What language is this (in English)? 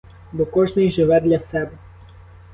Ukrainian